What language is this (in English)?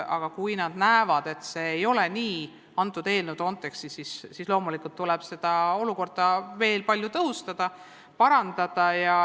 Estonian